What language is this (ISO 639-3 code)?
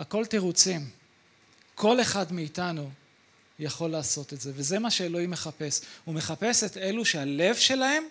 heb